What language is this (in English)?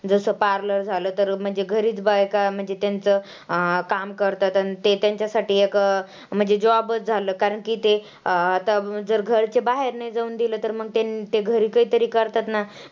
Marathi